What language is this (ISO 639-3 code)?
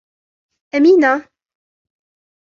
ara